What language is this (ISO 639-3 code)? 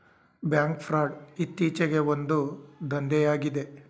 kan